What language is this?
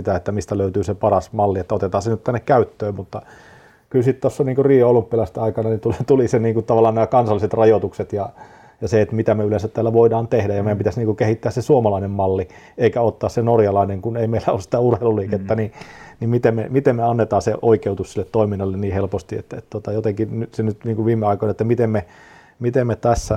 Finnish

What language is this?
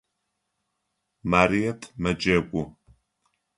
Adyghe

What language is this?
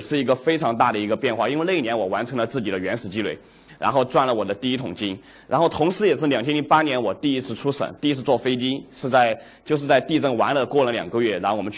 Chinese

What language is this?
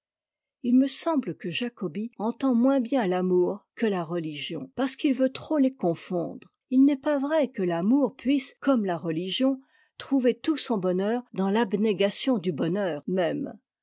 French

